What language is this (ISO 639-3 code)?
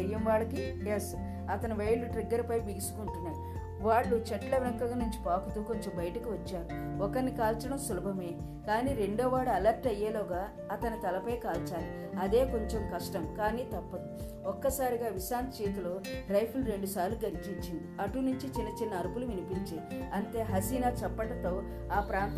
tel